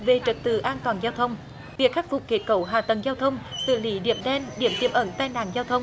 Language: Vietnamese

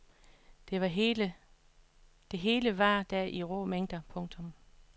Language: Danish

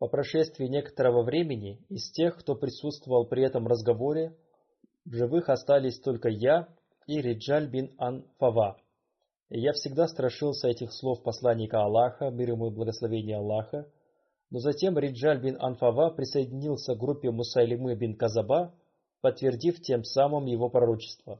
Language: Russian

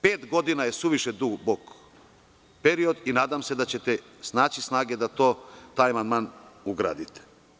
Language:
Serbian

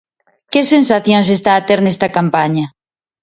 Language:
Galician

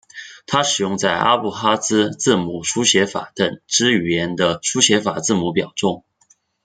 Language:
Chinese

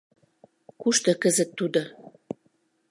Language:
Mari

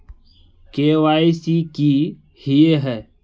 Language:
Magahi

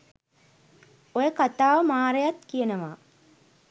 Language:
Sinhala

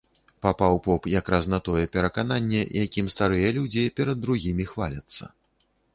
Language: Belarusian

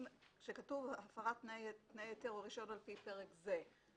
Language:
Hebrew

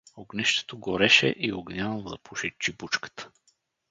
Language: Bulgarian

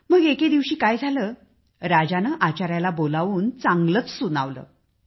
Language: Marathi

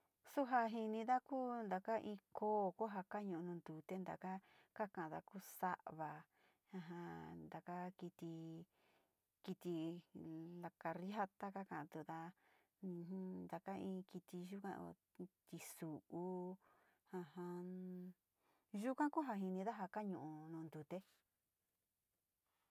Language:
Sinicahua Mixtec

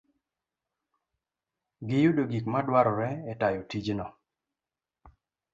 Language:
Luo (Kenya and Tanzania)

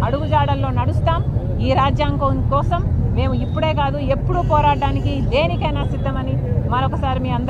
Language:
Telugu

